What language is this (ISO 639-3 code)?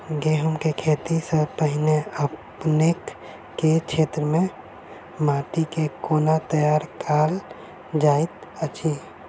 mai